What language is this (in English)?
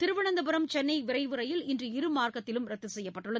Tamil